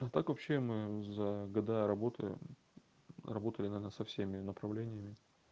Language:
Russian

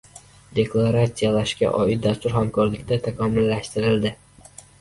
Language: Uzbek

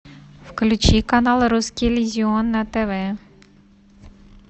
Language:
Russian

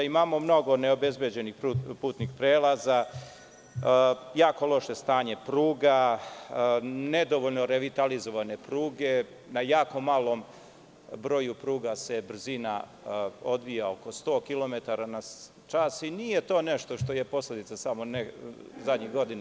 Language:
Serbian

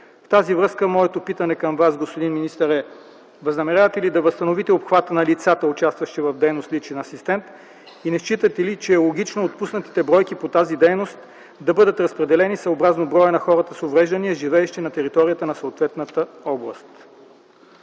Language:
Bulgarian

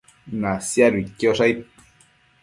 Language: Matsés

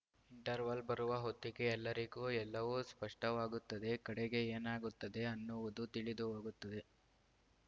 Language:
Kannada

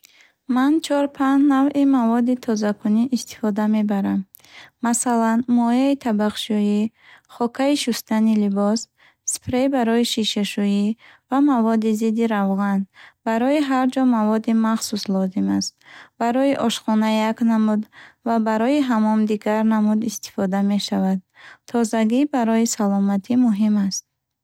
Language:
Bukharic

